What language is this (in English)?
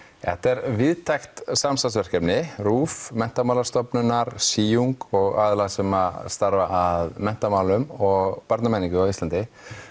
Icelandic